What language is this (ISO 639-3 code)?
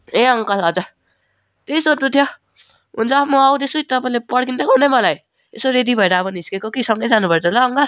nep